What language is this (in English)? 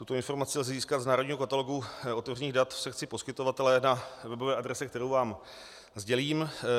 Czech